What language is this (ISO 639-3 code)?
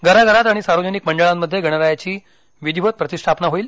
mar